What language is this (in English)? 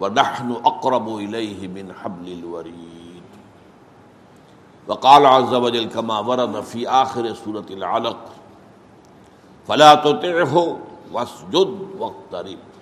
Urdu